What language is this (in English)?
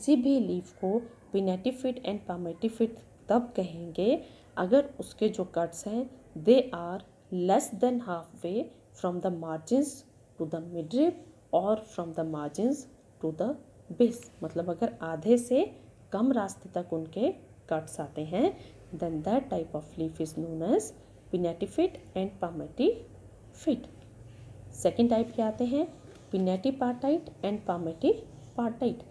Hindi